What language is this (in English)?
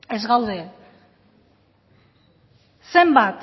Basque